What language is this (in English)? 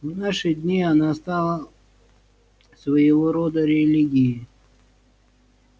Russian